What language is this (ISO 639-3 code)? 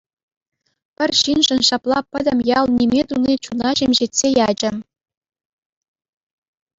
chv